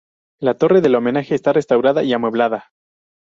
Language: Spanish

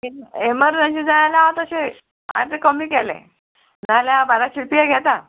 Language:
Konkani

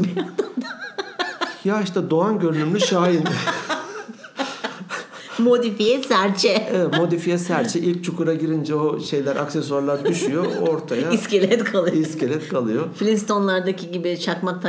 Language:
Turkish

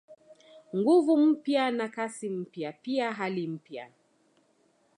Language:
Swahili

